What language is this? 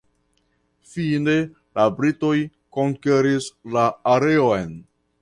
Esperanto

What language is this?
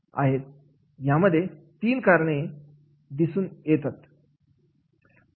Marathi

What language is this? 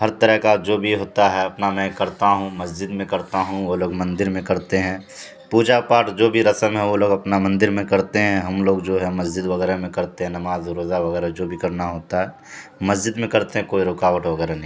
Urdu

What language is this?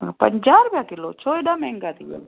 Sindhi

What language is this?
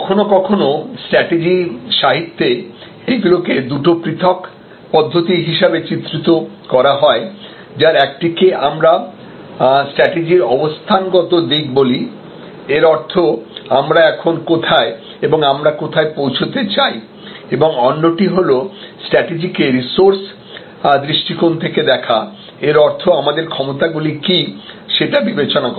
Bangla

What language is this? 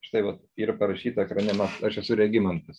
Lithuanian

